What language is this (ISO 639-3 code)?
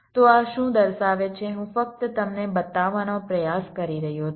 guj